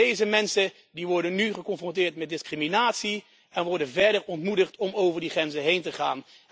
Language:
Dutch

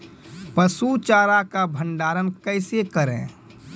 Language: Maithili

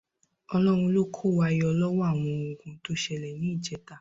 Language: Yoruba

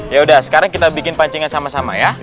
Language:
Indonesian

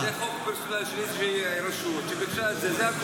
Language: Hebrew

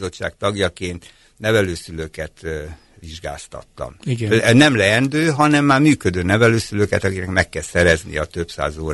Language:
Hungarian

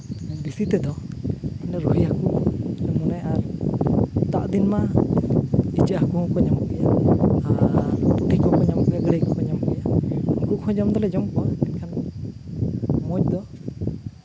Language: Santali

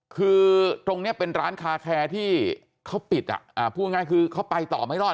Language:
Thai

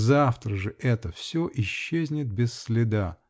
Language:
Russian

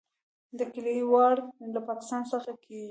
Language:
Pashto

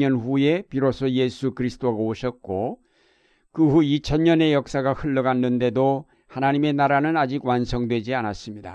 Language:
Korean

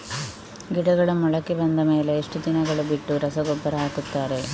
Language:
Kannada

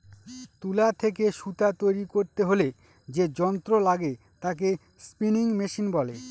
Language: Bangla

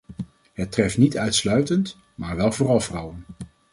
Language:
Dutch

